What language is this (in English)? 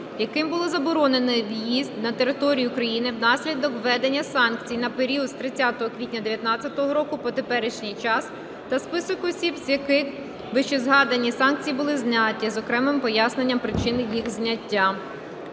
Ukrainian